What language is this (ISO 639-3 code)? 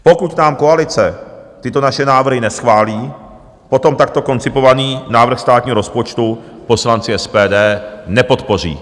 ces